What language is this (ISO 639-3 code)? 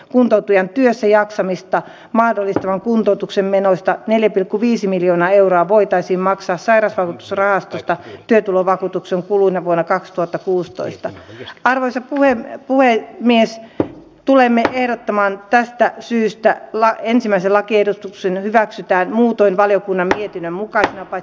fin